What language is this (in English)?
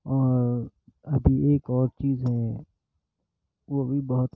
Urdu